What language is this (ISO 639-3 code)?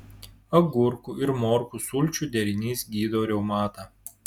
lit